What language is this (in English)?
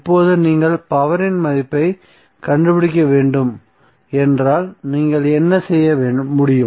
Tamil